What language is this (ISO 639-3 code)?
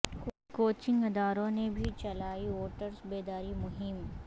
urd